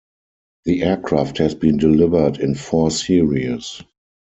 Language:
English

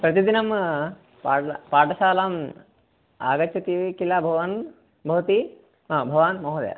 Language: Sanskrit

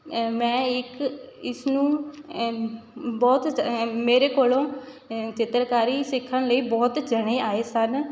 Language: Punjabi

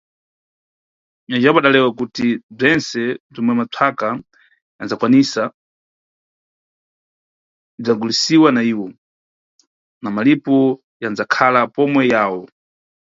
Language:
Nyungwe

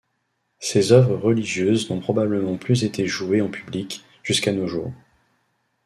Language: French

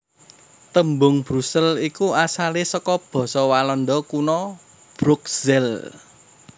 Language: Javanese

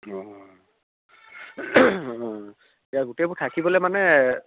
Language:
Assamese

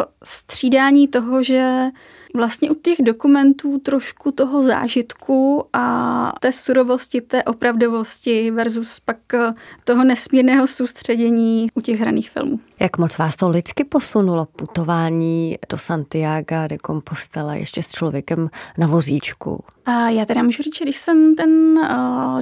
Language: Czech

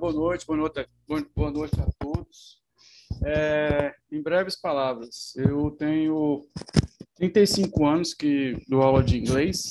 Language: Portuguese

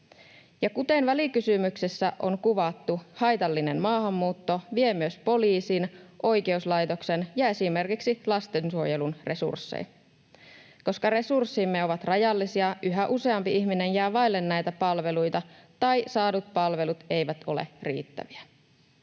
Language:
Finnish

